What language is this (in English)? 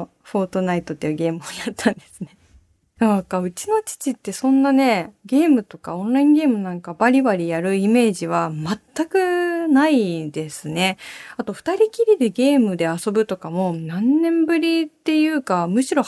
Japanese